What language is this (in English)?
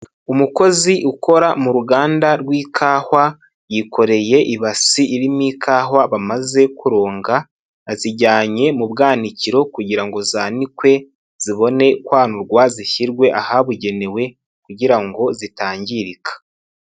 Kinyarwanda